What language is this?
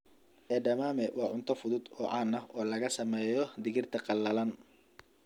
Somali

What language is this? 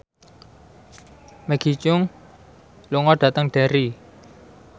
Javanese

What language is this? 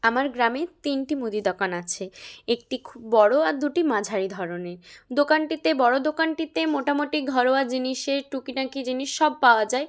Bangla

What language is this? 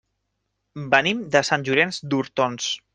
Catalan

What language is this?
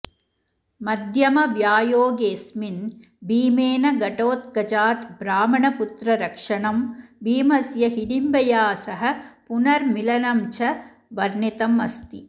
Sanskrit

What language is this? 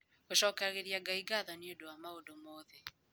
Kikuyu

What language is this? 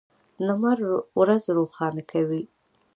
Pashto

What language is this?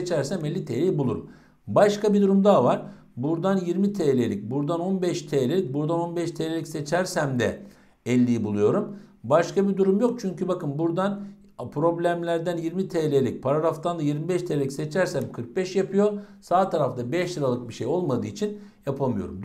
Turkish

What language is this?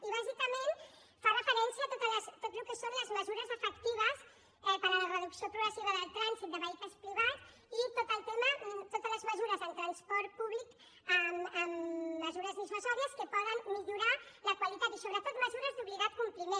Catalan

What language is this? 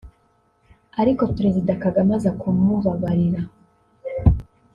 Kinyarwanda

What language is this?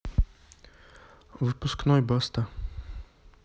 Russian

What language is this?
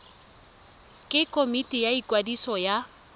Tswana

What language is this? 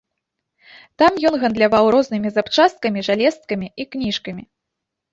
Belarusian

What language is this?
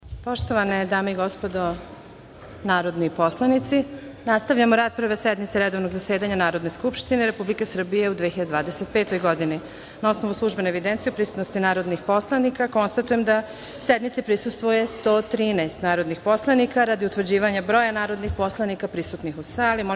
Serbian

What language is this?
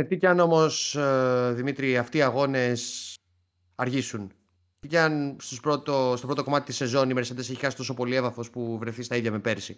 Greek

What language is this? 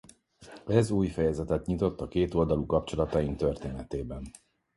Hungarian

